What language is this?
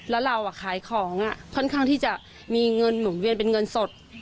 Thai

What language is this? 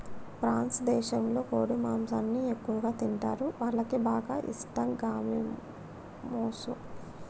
Telugu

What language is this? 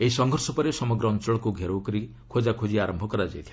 Odia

